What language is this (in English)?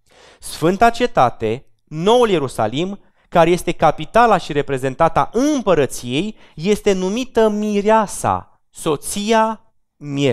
Romanian